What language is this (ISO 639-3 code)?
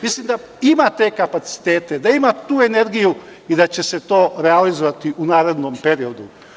srp